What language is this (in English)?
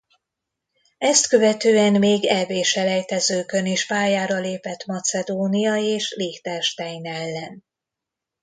Hungarian